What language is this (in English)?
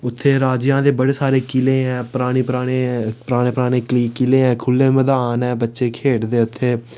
Dogri